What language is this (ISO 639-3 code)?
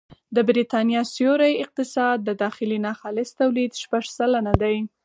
pus